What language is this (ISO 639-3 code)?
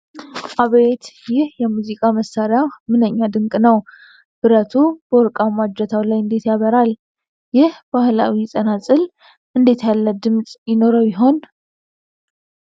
amh